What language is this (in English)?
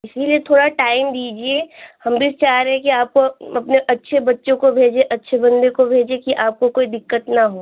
Hindi